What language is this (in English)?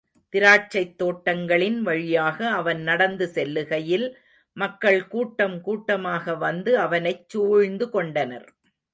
Tamil